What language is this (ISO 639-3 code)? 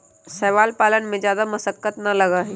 mag